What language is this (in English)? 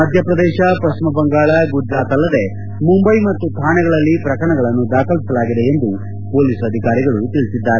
Kannada